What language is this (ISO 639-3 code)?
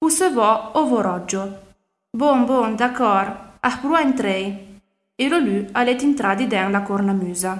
ita